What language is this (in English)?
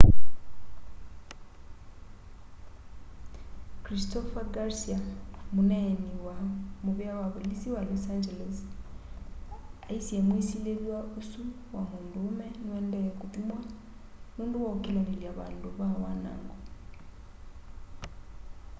Kamba